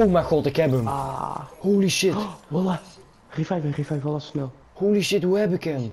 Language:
Dutch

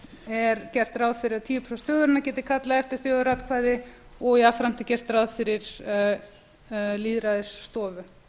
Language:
Icelandic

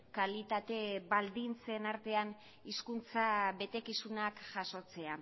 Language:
Basque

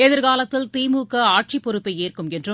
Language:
Tamil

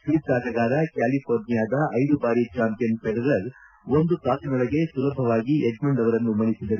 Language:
Kannada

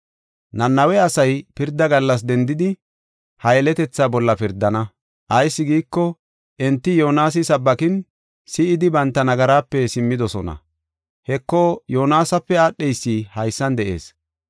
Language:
Gofa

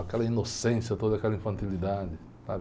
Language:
Portuguese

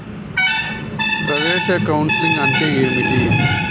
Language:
Telugu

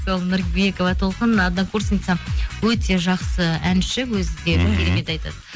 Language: Kazakh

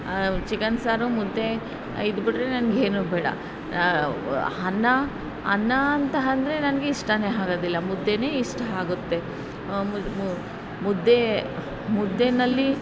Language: Kannada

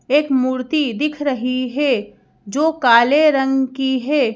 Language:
Hindi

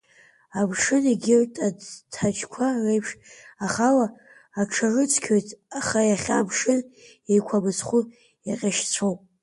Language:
Abkhazian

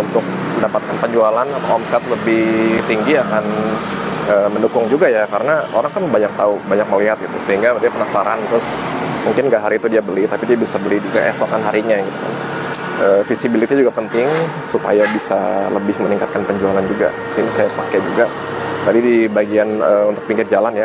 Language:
Indonesian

